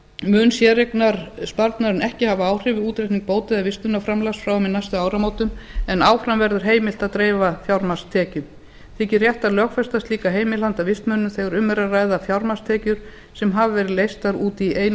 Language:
Icelandic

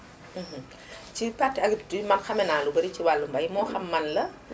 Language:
Wolof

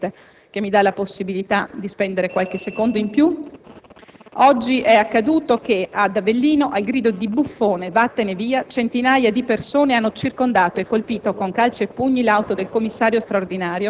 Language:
Italian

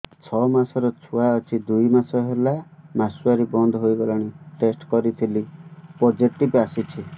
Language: Odia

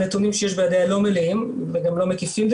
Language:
Hebrew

